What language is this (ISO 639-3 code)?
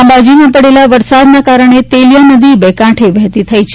guj